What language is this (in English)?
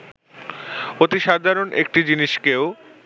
Bangla